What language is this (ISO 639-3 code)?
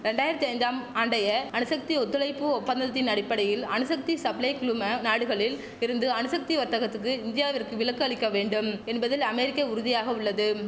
tam